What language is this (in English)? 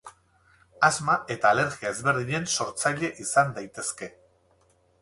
Basque